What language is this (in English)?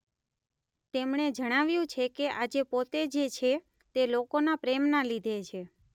Gujarati